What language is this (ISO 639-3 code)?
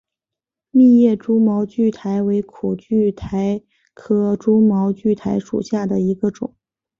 zho